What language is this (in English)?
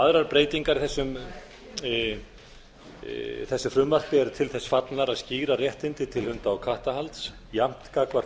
Icelandic